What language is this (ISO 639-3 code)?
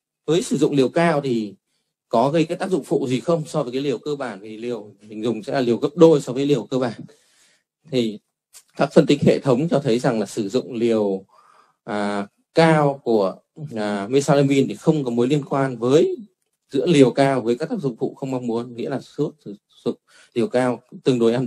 vie